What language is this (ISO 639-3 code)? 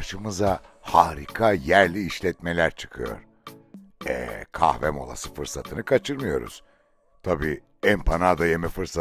tur